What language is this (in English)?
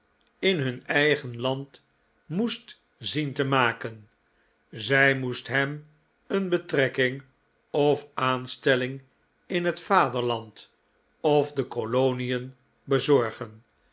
Dutch